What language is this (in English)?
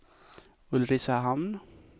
Swedish